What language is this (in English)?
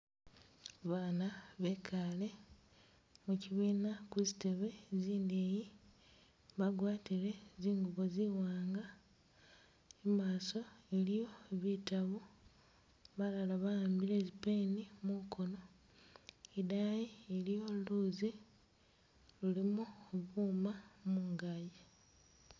Masaaba